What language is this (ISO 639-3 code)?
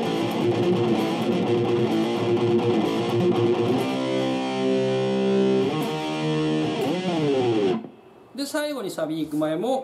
jpn